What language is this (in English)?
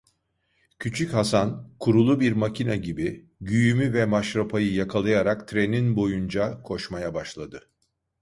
Turkish